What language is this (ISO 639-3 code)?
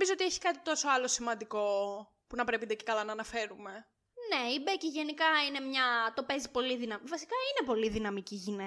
ell